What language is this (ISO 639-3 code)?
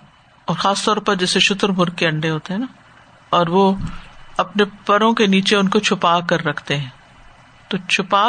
urd